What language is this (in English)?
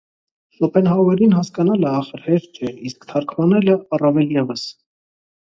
Armenian